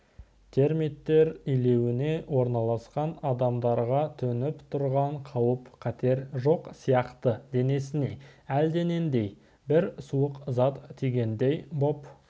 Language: Kazakh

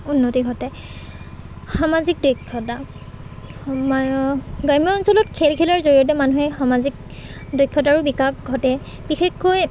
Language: Assamese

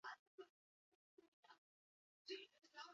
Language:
Basque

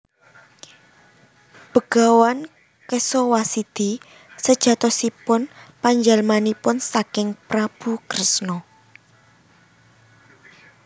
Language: Javanese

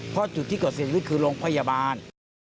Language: Thai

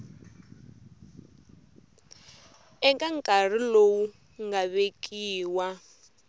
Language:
Tsonga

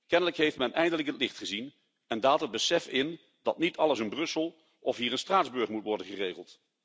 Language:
Dutch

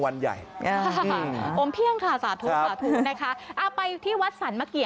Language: Thai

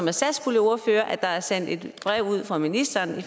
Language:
Danish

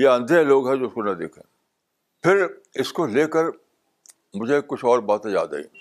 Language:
Urdu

